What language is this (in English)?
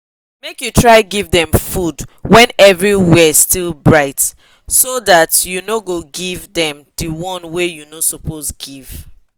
Nigerian Pidgin